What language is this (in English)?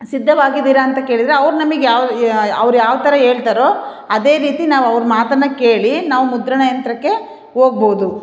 Kannada